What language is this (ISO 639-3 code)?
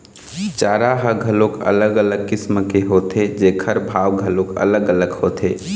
hne